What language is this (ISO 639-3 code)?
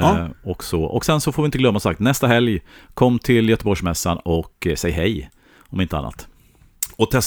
swe